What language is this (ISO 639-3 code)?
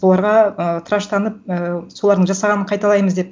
kaz